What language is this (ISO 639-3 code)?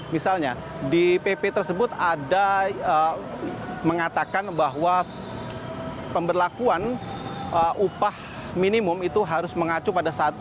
ind